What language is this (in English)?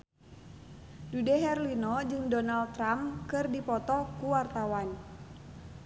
Sundanese